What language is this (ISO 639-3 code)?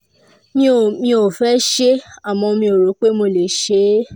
yor